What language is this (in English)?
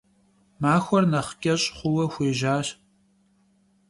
Kabardian